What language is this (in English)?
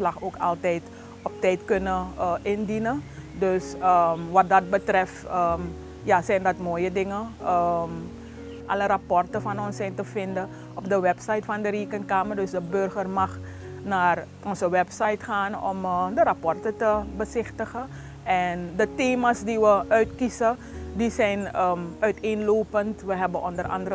Dutch